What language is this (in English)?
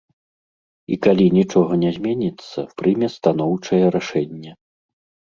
Belarusian